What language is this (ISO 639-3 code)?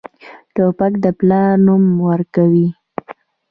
pus